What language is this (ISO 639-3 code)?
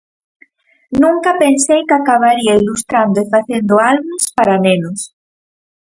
glg